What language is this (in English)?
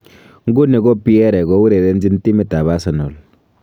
Kalenjin